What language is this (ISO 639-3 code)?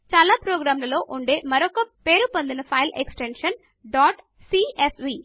tel